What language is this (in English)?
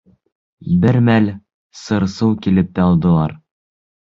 Bashkir